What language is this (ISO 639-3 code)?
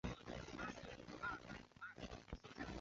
zho